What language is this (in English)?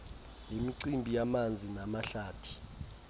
Xhosa